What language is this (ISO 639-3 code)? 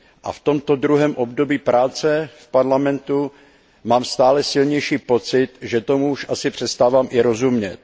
ces